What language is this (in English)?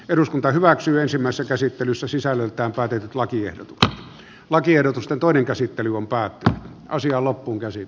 Finnish